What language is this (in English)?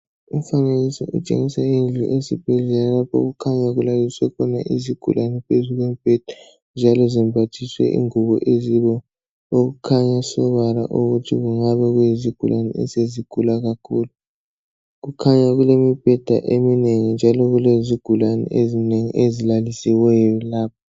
North Ndebele